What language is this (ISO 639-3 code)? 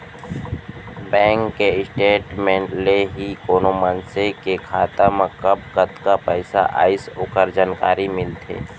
hne